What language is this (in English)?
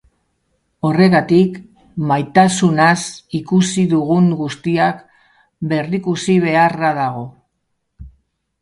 Basque